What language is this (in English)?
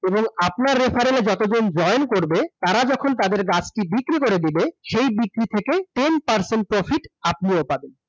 Bangla